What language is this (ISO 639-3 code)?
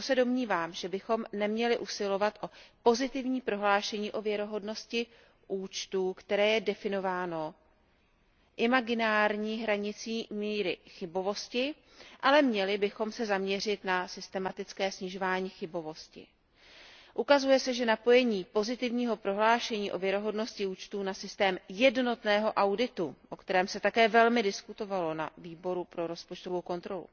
ces